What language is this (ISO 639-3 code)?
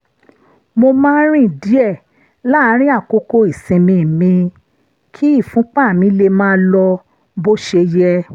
yor